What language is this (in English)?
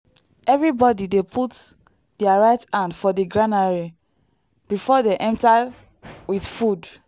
Nigerian Pidgin